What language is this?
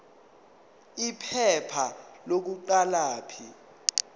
Zulu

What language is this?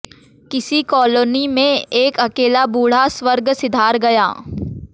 Hindi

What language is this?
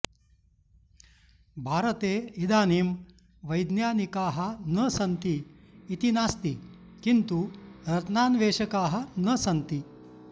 Sanskrit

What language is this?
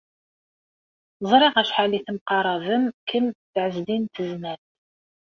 Kabyle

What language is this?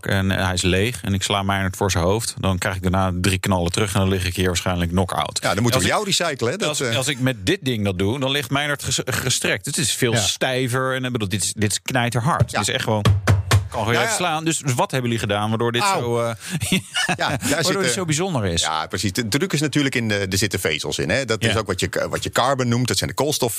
Dutch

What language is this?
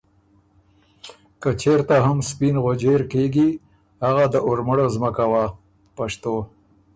Ormuri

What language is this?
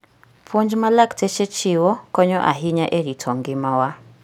Luo (Kenya and Tanzania)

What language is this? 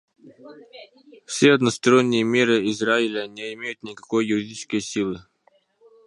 Russian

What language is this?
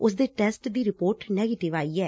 Punjabi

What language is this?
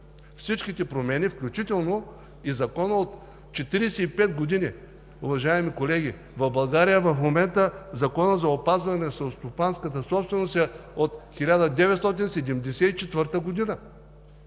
Bulgarian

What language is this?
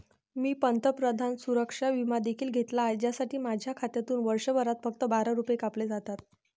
Marathi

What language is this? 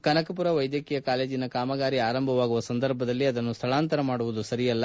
Kannada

